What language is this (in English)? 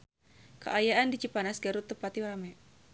Sundanese